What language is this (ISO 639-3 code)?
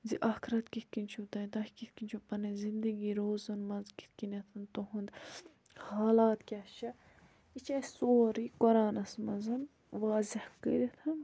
kas